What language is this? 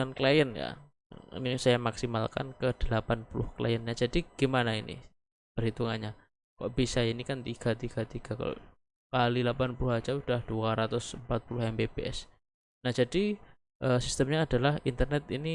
Indonesian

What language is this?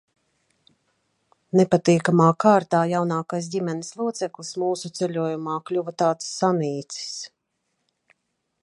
Latvian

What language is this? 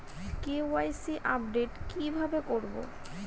Bangla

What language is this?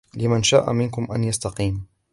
Arabic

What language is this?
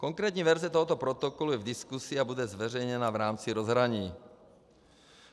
Czech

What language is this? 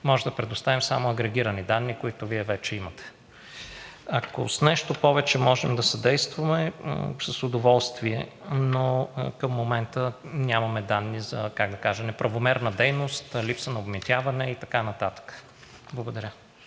Bulgarian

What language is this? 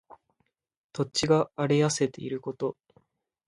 Japanese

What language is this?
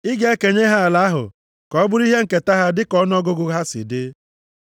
Igbo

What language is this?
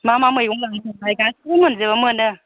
Bodo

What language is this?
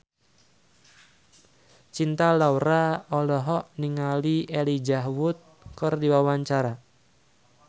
Sundanese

